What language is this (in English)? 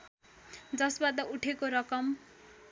Nepali